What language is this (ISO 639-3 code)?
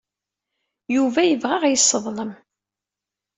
kab